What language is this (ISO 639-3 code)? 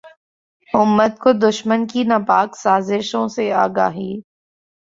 urd